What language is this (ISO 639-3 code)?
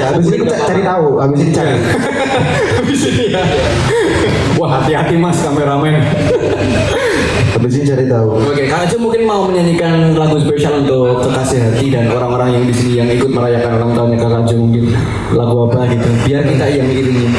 ind